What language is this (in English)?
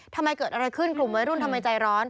Thai